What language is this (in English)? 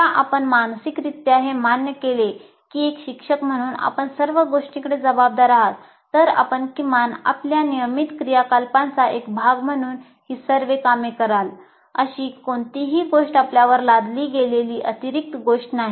Marathi